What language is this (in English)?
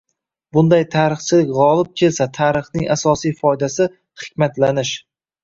Uzbek